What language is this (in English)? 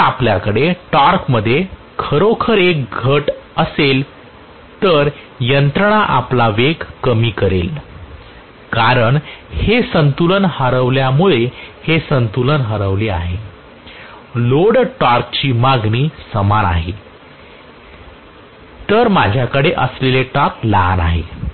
Marathi